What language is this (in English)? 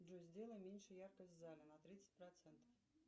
Russian